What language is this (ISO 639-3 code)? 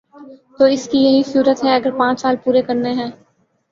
urd